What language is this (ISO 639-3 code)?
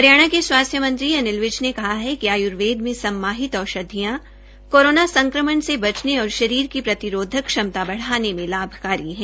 hin